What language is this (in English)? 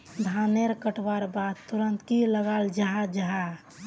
Magahi